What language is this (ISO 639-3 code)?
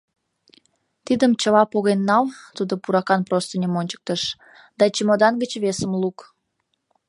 chm